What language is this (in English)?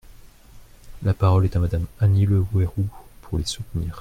French